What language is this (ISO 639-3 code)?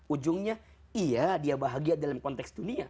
ind